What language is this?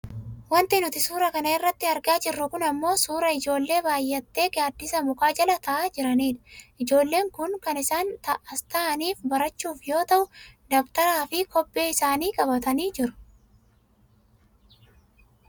Oromo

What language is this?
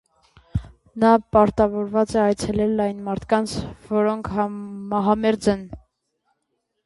Armenian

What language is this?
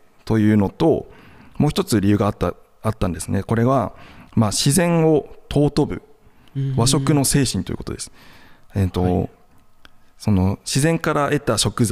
Japanese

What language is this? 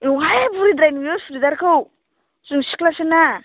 Bodo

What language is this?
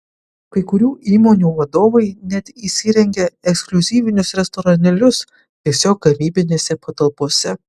Lithuanian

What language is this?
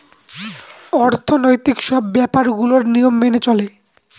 Bangla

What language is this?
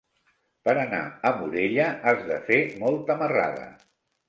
Catalan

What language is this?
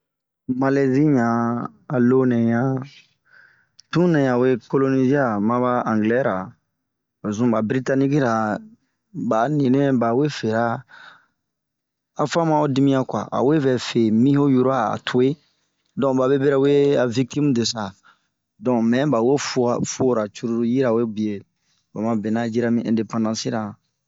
Bomu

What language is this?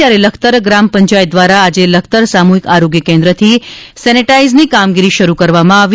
Gujarati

